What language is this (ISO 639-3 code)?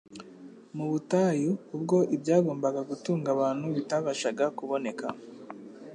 kin